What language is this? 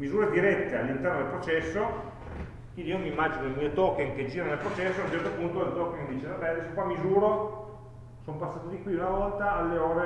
Italian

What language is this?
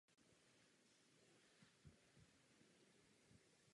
Czech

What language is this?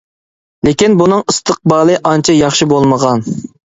Uyghur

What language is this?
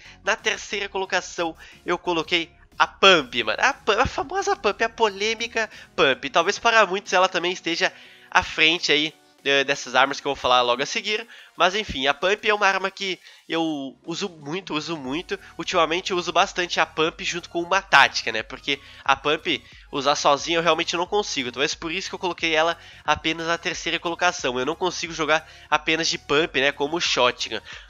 Portuguese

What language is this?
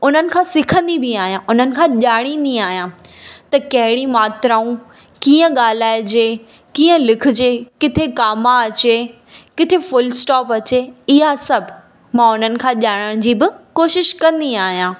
Sindhi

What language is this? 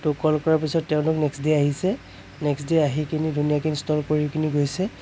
Assamese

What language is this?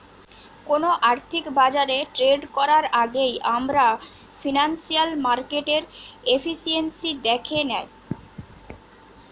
Bangla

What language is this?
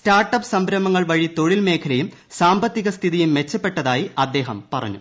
Malayalam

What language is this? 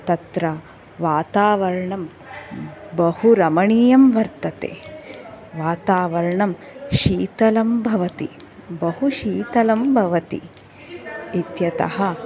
Sanskrit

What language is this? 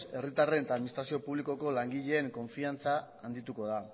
Basque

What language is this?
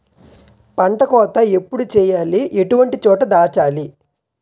Telugu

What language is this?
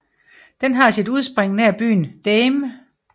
Danish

